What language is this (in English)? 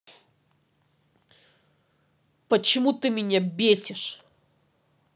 Russian